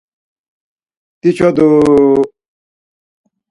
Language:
Laz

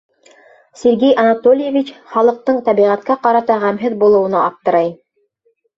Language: Bashkir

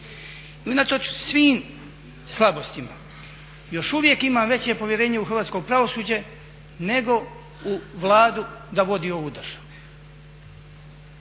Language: Croatian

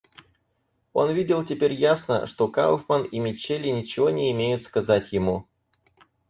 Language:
Russian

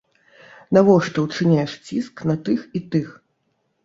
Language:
Belarusian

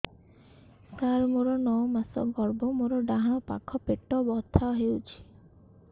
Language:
Odia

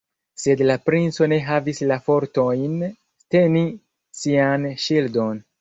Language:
Esperanto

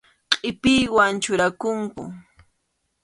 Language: Arequipa-La Unión Quechua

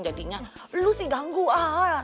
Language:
Indonesian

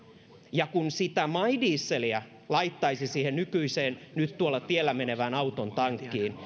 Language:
Finnish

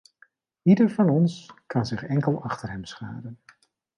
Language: Dutch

